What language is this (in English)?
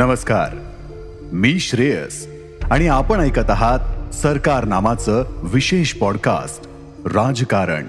Marathi